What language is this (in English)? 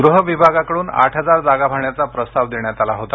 Marathi